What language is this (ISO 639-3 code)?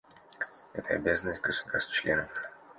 rus